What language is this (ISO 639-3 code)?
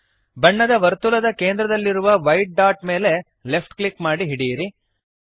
kan